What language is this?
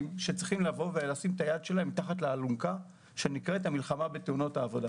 Hebrew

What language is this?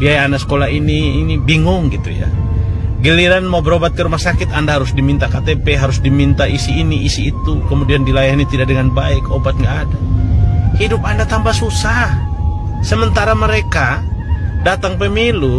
Indonesian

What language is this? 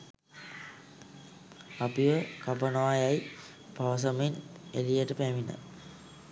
Sinhala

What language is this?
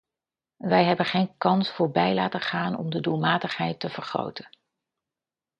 Dutch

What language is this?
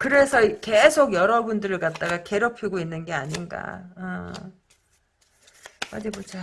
Korean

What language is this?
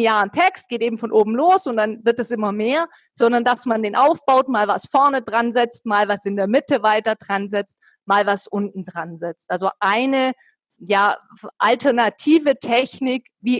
German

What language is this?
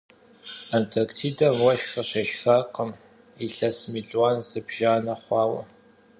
Kabardian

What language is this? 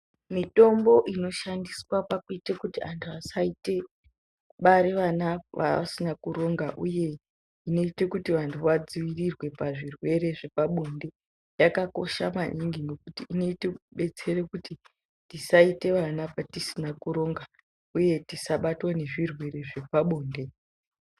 Ndau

